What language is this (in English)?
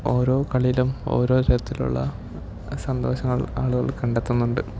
Malayalam